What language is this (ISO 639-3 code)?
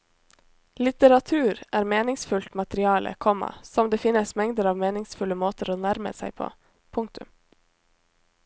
nor